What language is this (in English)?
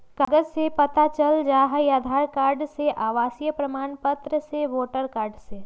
Magahi